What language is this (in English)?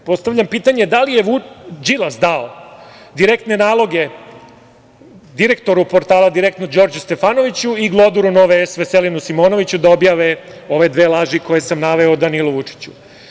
Serbian